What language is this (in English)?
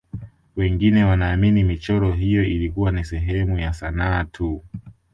Swahili